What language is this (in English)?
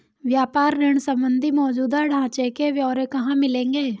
Hindi